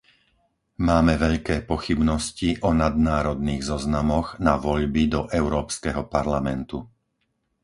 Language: Slovak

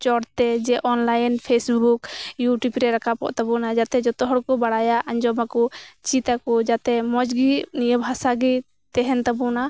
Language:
Santali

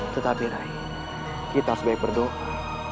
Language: Indonesian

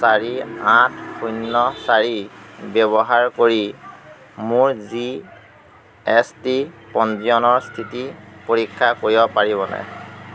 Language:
Assamese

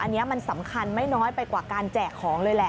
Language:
Thai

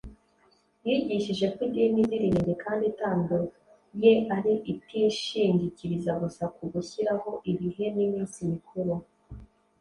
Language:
Kinyarwanda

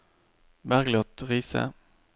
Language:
Norwegian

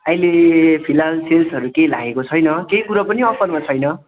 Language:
Nepali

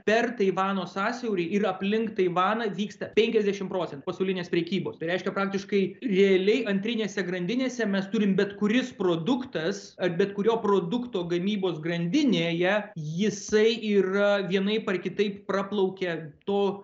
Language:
Lithuanian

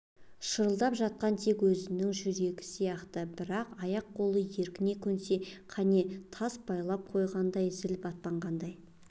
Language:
Kazakh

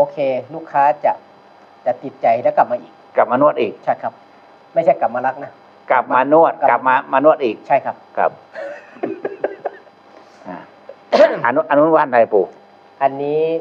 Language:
Thai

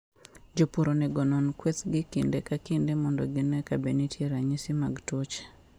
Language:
Luo (Kenya and Tanzania)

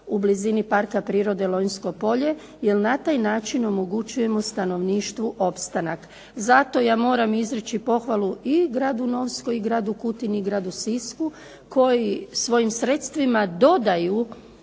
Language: Croatian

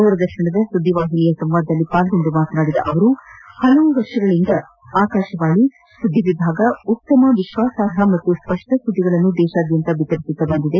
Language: Kannada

